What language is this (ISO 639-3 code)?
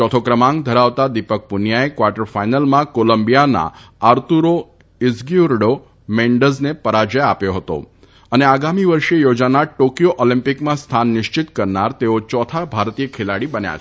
guj